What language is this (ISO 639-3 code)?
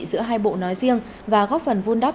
vie